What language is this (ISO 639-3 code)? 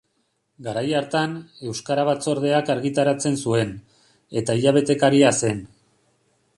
eus